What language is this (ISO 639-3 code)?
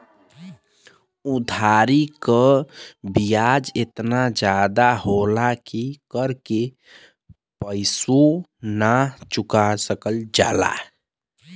bho